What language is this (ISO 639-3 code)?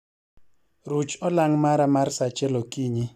luo